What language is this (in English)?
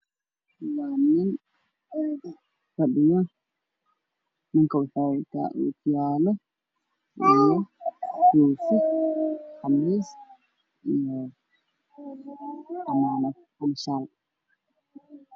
Somali